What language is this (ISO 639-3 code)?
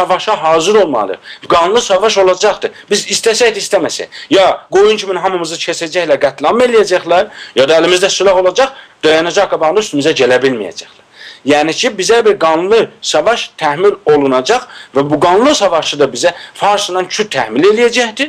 tur